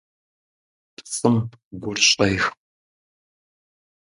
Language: Kabardian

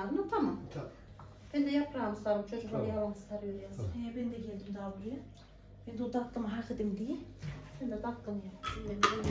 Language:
Turkish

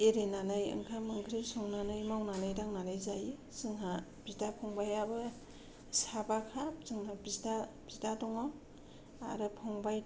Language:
Bodo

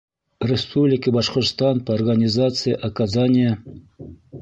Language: Bashkir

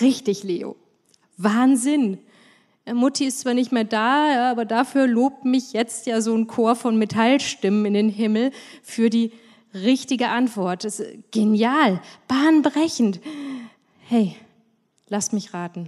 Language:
German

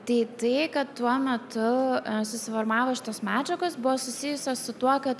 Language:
Lithuanian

